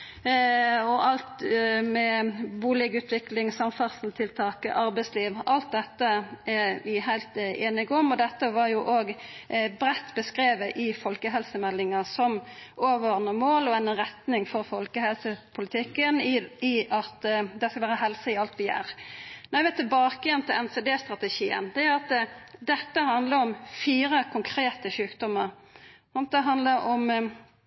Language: Norwegian Nynorsk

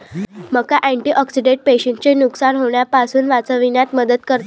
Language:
Marathi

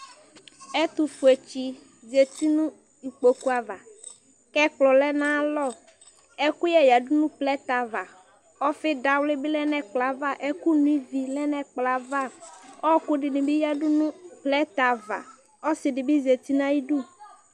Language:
Ikposo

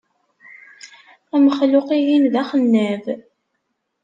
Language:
Kabyle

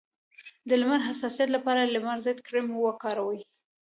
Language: Pashto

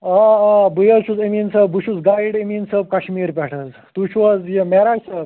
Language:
Kashmiri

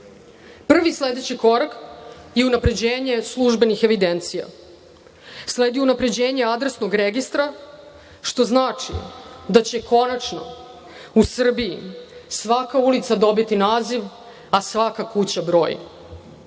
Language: Serbian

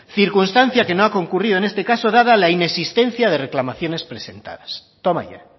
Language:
Spanish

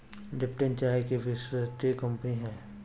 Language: Bhojpuri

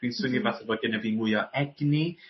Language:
Welsh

